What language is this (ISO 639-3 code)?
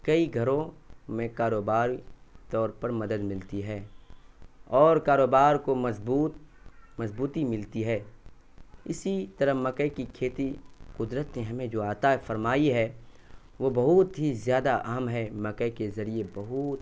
urd